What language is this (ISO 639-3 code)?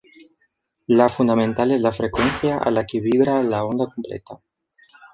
spa